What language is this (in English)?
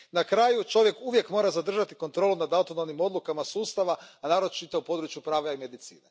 Croatian